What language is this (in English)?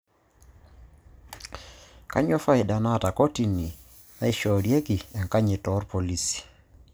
Masai